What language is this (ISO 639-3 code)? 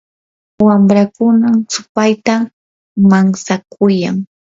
qur